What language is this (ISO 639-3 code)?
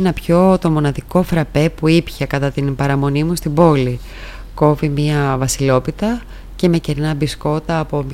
ell